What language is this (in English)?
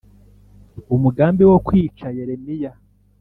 Kinyarwanda